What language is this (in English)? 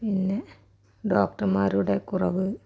Malayalam